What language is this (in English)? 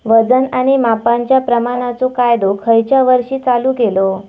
Marathi